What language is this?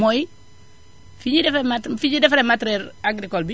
Wolof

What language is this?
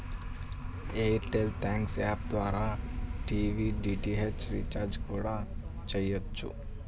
Telugu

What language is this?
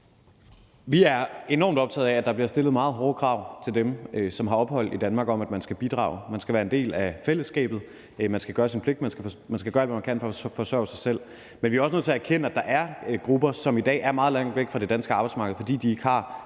Danish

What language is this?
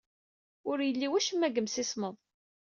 Kabyle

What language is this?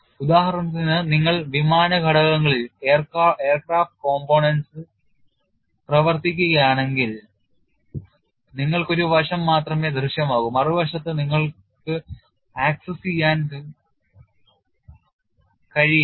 Malayalam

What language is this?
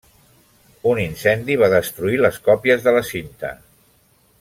Catalan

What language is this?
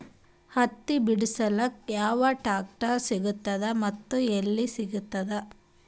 Kannada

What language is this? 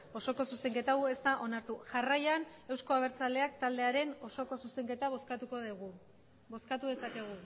Basque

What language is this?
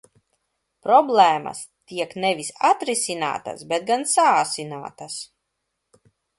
Latvian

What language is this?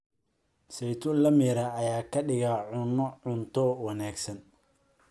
Somali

